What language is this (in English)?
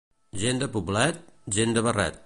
Catalan